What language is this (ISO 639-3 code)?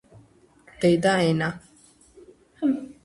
kat